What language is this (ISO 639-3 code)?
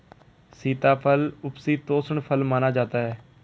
hin